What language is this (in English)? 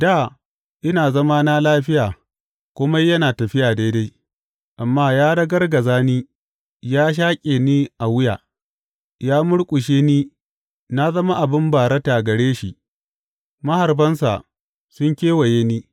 Hausa